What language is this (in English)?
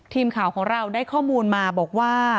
Thai